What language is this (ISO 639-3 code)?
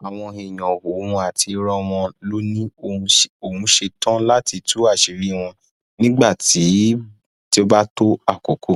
yor